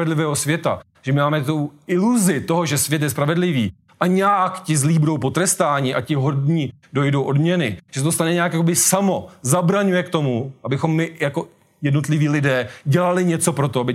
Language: Czech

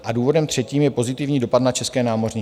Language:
Czech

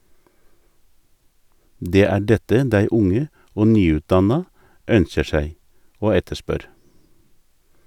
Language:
Norwegian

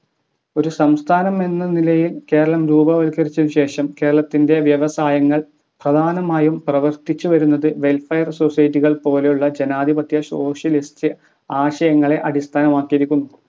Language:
Malayalam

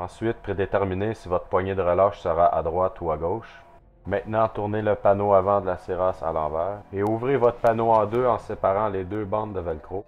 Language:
French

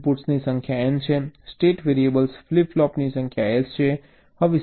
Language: Gujarati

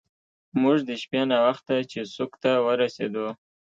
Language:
Pashto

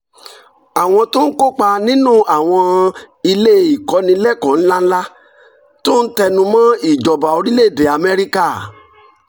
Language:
Yoruba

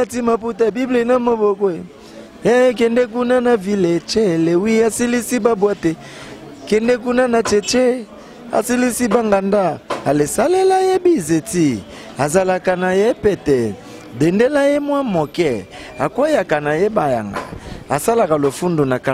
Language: French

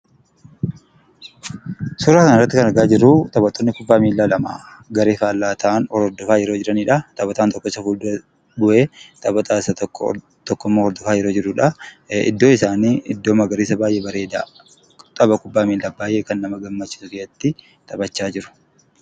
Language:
Oromo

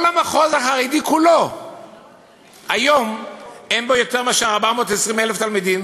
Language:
Hebrew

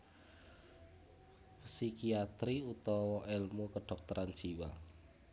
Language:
Javanese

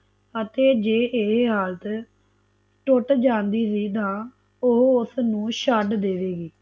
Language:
Punjabi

